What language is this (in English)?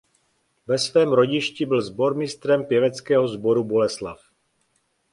Czech